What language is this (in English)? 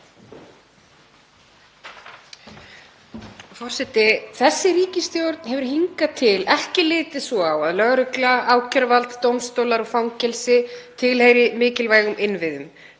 Icelandic